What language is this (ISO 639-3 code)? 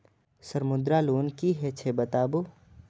mai